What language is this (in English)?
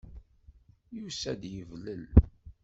Kabyle